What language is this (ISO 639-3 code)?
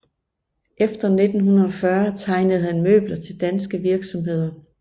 dan